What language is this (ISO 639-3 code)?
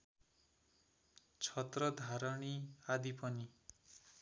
nep